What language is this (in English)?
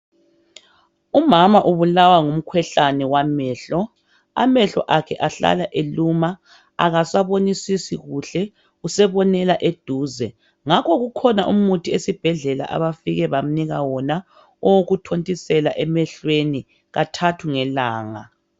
North Ndebele